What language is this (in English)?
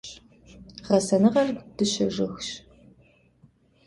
Kabardian